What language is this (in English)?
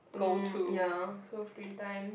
English